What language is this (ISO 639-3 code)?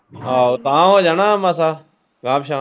pan